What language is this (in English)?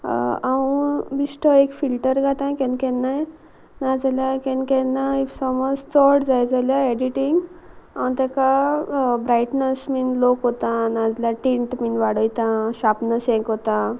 Konkani